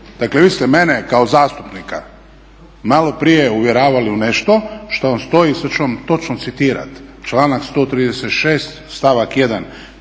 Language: Croatian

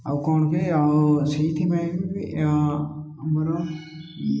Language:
Odia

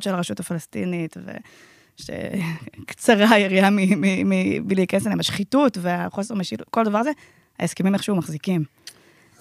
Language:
Hebrew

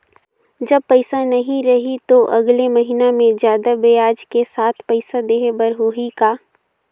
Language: Chhattisgarhi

